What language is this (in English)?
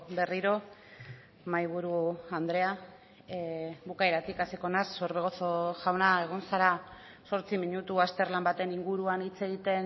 Basque